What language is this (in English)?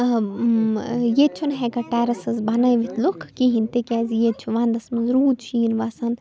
Kashmiri